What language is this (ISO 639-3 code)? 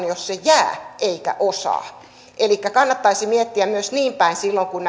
fin